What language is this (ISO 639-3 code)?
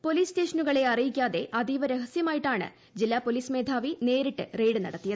mal